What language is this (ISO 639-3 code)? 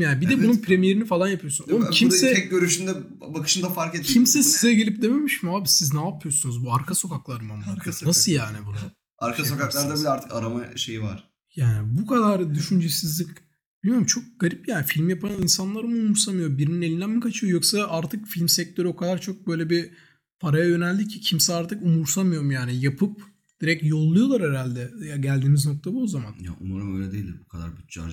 tur